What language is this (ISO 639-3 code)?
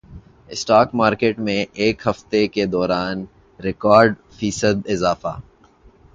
urd